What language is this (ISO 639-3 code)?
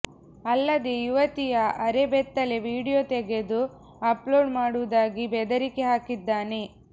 kan